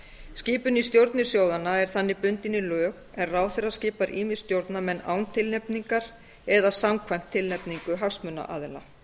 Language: Icelandic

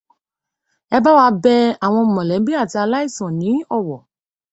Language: Yoruba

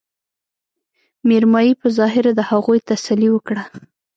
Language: Pashto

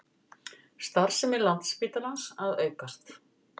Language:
Icelandic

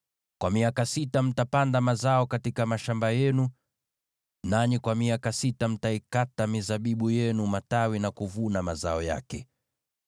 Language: Swahili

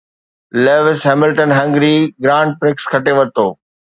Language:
Sindhi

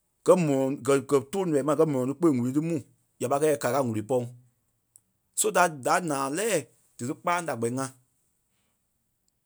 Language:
Kpelle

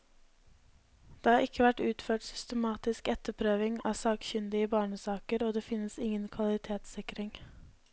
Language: Norwegian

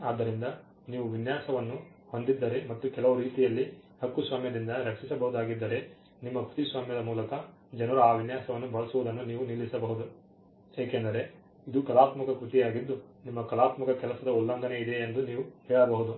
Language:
Kannada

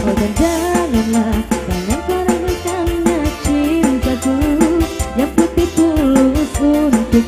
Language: Indonesian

